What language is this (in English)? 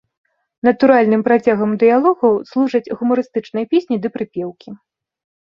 Belarusian